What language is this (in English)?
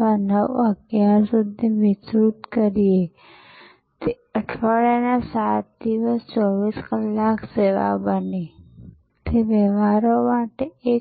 Gujarati